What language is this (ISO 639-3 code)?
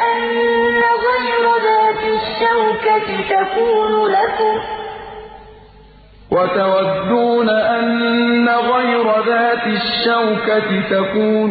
ara